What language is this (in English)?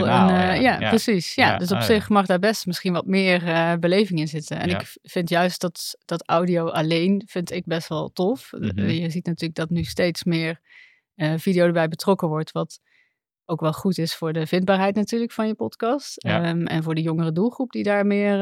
Dutch